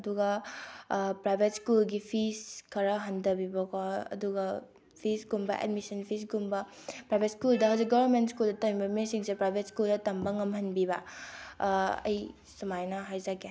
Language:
Manipuri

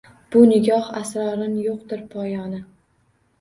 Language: Uzbek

